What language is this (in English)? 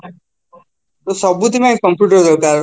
Odia